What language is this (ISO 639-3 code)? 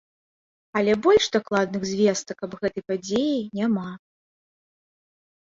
bel